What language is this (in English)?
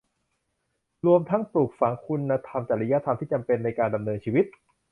Thai